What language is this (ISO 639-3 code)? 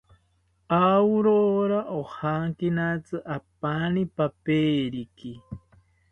cpy